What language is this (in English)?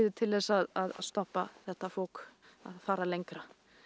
Icelandic